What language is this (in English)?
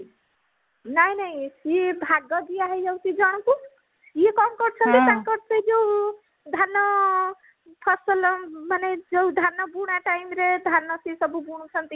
Odia